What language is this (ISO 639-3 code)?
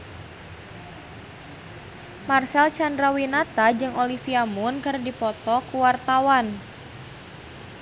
sun